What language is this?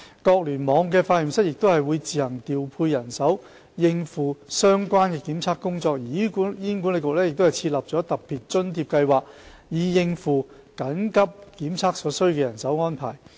Cantonese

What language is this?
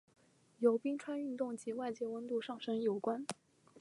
Chinese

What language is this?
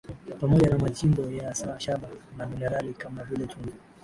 Swahili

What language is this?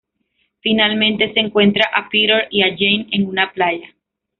Spanish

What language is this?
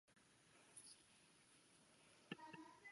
Chinese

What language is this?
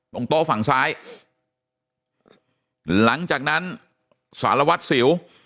Thai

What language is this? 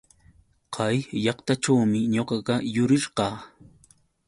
Yauyos Quechua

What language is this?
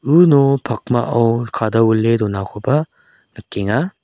Garo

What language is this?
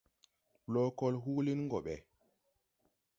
Tupuri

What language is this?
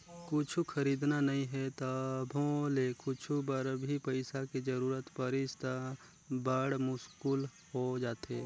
Chhattisgarhi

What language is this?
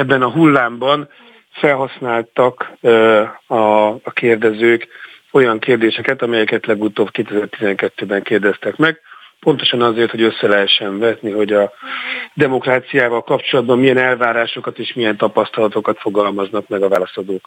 Hungarian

